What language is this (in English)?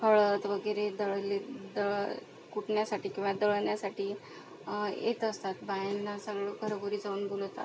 Marathi